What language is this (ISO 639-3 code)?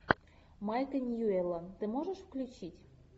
rus